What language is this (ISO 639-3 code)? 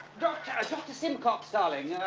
eng